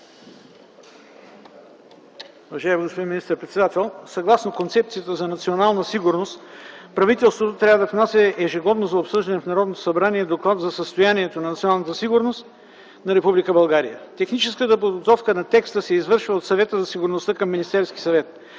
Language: Bulgarian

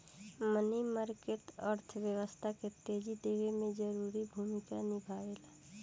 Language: Bhojpuri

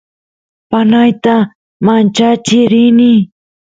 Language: Santiago del Estero Quichua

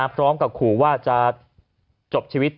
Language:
Thai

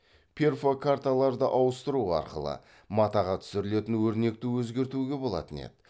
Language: Kazakh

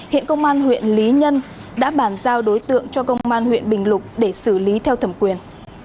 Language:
Vietnamese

